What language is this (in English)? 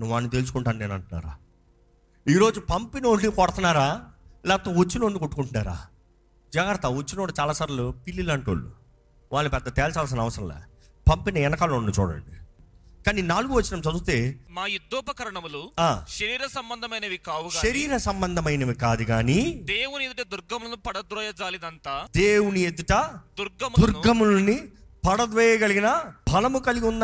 Telugu